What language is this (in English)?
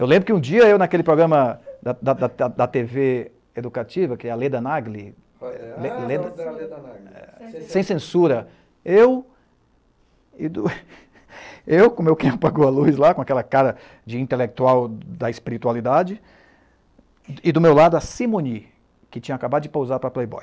Portuguese